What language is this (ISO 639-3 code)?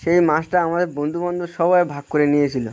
ben